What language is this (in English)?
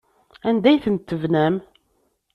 Kabyle